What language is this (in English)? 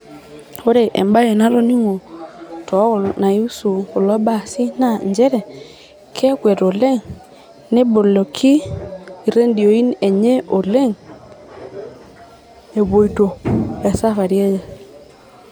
Masai